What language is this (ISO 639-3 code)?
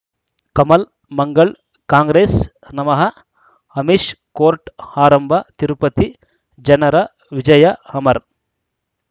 kan